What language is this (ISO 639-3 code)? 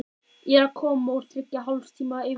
isl